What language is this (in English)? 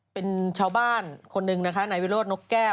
Thai